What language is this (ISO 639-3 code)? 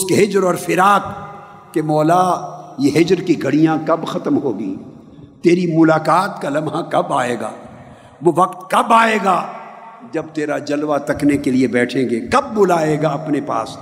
urd